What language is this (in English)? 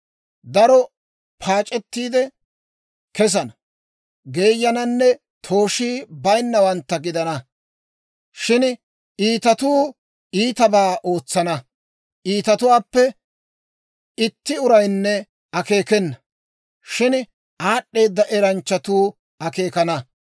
Dawro